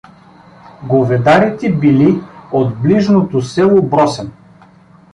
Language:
Bulgarian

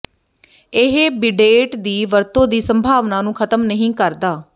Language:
Punjabi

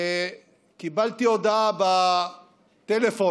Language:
Hebrew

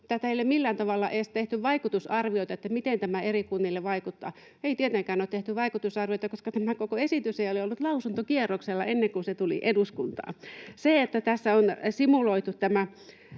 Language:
Finnish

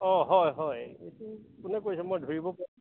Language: Assamese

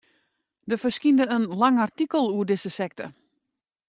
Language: Western Frisian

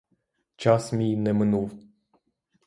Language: Ukrainian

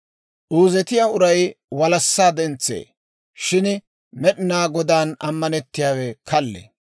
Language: Dawro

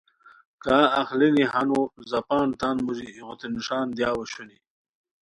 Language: Khowar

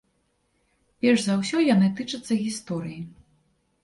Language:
Belarusian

